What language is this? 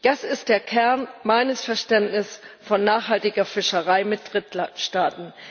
German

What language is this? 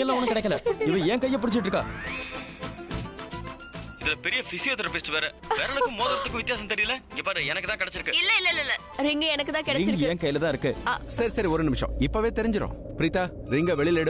Indonesian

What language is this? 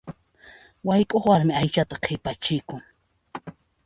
Puno Quechua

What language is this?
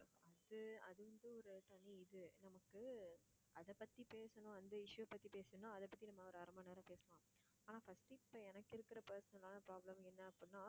Tamil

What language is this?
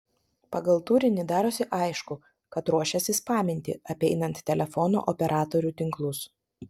Lithuanian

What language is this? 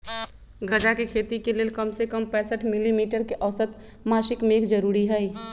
Magahi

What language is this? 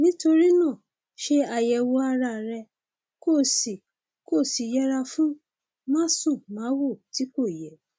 Yoruba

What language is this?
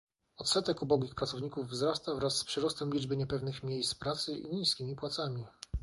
Polish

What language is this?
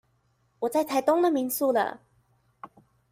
Chinese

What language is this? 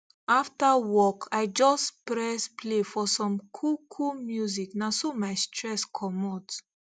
Nigerian Pidgin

